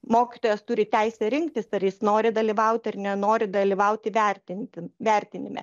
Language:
Lithuanian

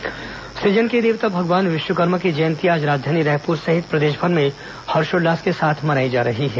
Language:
Hindi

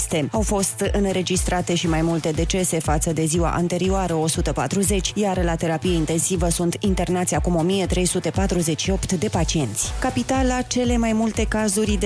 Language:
Romanian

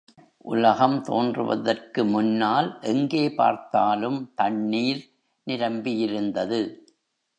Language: Tamil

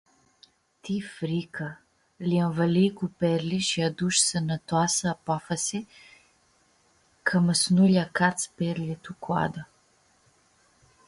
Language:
Aromanian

